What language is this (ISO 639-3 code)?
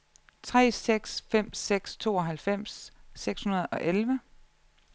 dan